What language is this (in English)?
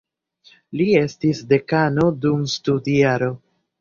Esperanto